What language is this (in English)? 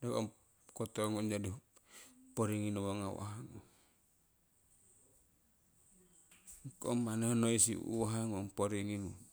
Siwai